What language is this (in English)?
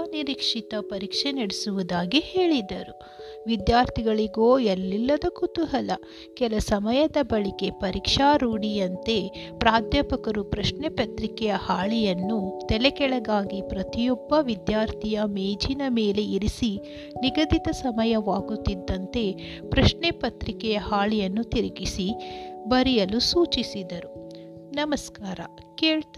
Kannada